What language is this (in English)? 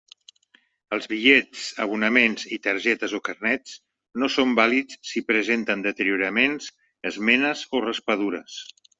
Catalan